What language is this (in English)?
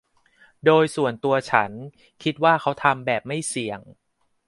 Thai